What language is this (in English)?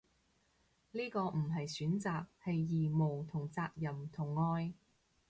Cantonese